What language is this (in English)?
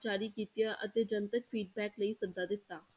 Punjabi